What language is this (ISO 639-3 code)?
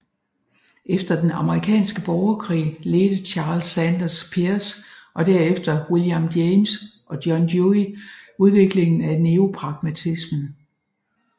dan